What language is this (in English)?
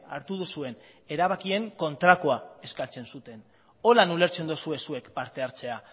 Basque